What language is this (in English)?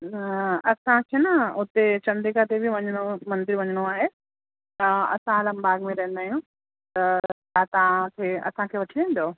Sindhi